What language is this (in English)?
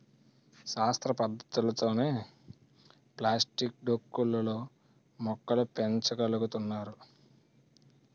Telugu